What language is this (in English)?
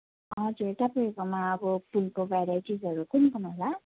Nepali